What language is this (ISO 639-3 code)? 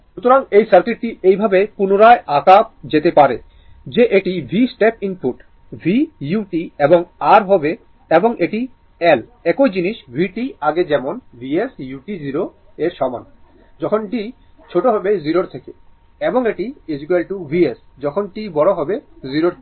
ben